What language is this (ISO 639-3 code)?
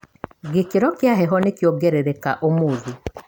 kik